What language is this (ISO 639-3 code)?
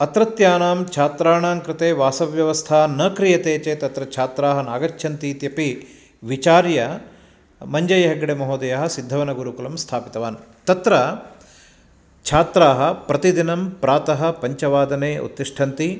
san